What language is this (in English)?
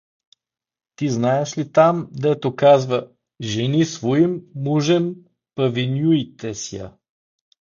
Bulgarian